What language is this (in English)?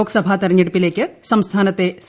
Malayalam